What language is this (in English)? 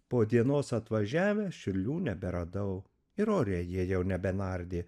Lithuanian